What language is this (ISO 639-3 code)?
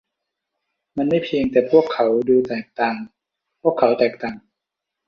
tha